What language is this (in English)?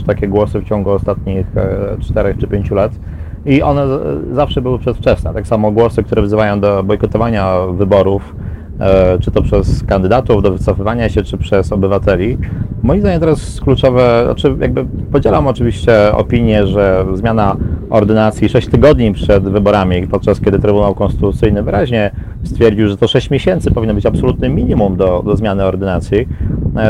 Polish